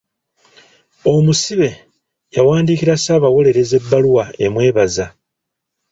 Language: Ganda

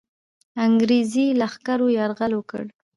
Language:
Pashto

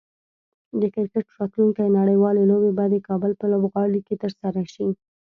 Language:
Pashto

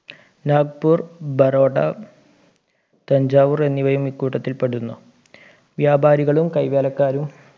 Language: Malayalam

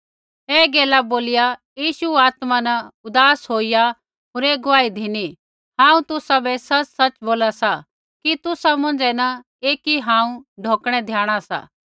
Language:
Kullu Pahari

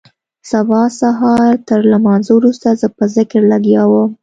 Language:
Pashto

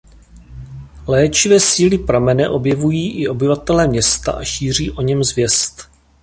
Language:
Czech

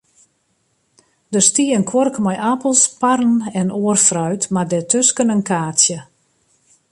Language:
Western Frisian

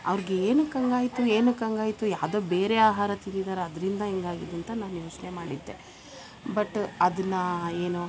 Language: Kannada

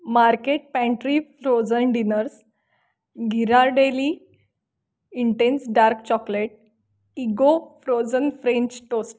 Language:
Marathi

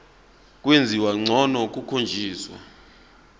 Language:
Zulu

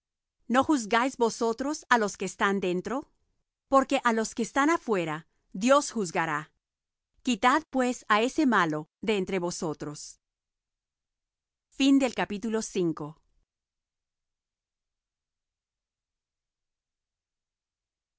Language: Spanish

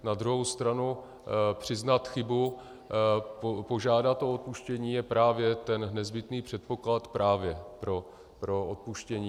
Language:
Czech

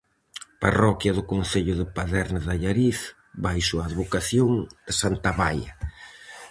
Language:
Galician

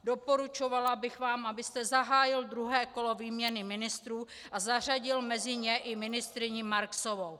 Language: Czech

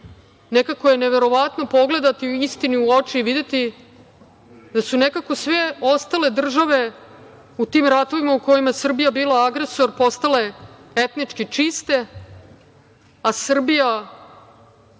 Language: Serbian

